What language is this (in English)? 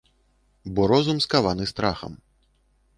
Belarusian